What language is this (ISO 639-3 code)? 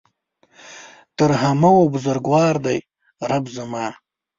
pus